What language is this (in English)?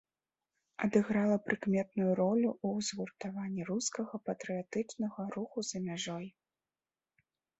Belarusian